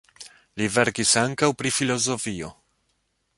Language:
Esperanto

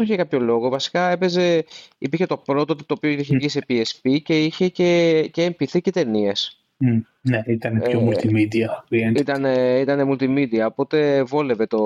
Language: Greek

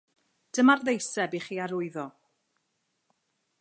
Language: Welsh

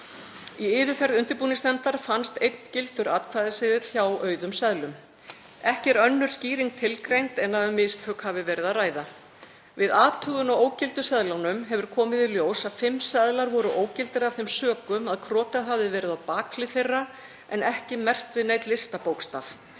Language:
Icelandic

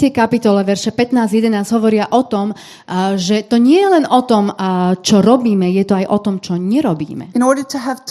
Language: Slovak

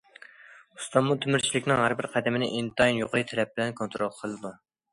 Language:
Uyghur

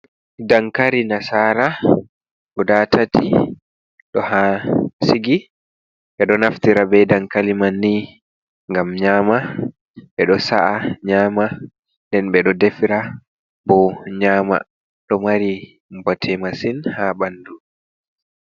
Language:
Fula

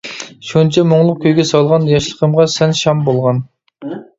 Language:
Uyghur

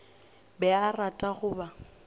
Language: Northern Sotho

